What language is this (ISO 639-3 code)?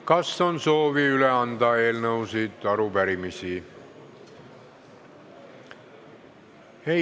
est